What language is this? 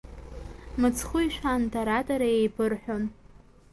Abkhazian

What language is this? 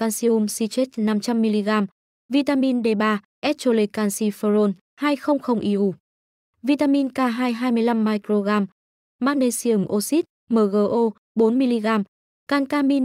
Vietnamese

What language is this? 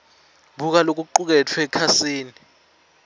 Swati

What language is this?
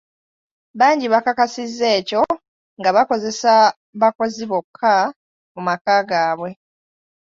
Ganda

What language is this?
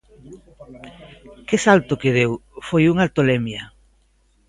Galician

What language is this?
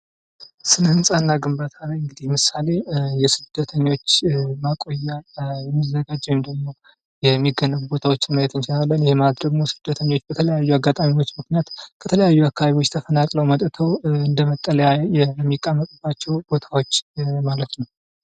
Amharic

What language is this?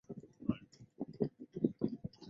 Chinese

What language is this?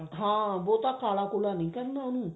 Punjabi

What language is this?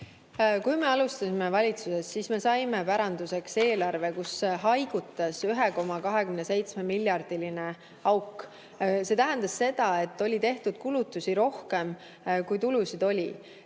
Estonian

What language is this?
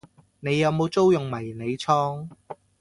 Cantonese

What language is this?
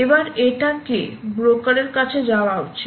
Bangla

